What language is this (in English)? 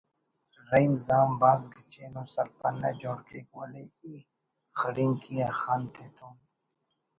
Brahui